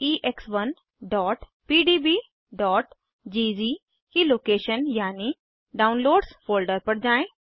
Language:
Hindi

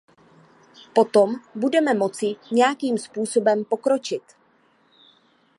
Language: Czech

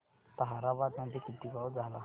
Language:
Marathi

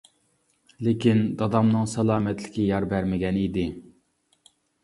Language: Uyghur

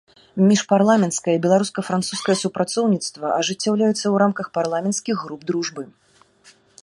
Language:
Belarusian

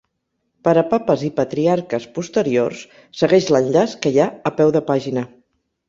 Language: Catalan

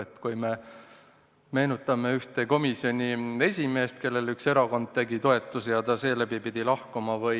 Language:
Estonian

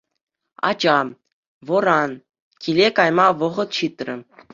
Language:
Chuvash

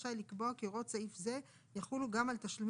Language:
Hebrew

